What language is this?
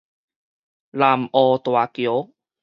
Min Nan Chinese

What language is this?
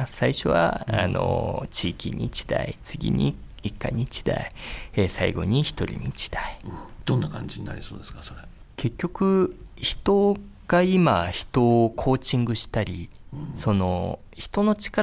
Japanese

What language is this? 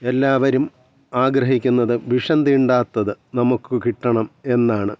Malayalam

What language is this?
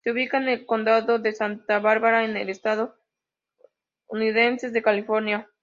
Spanish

